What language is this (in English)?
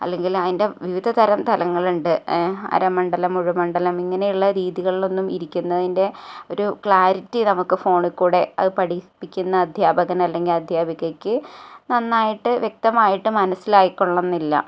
Malayalam